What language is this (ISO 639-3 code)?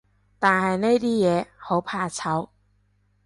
yue